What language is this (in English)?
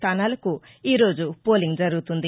Telugu